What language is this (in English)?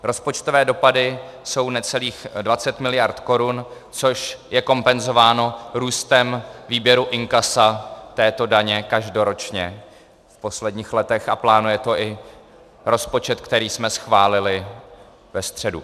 Czech